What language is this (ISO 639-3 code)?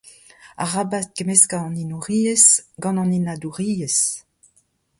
bre